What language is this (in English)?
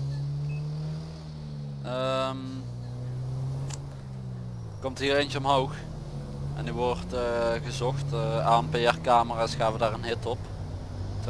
Dutch